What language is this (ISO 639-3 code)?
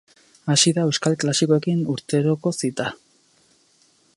eus